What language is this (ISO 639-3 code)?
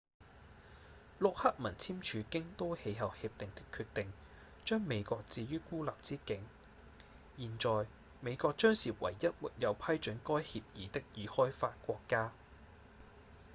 yue